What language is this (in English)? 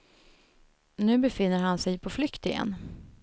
Swedish